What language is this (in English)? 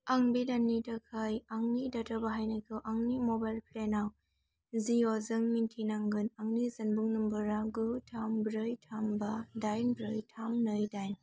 Bodo